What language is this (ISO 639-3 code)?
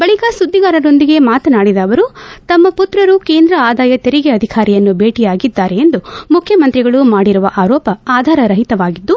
kan